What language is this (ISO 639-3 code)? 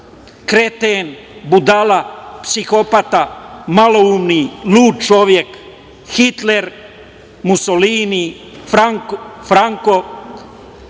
srp